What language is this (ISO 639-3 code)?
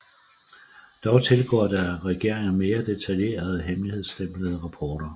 dan